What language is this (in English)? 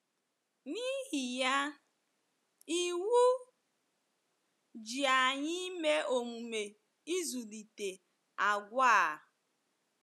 Igbo